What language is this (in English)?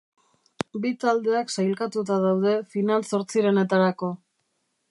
Basque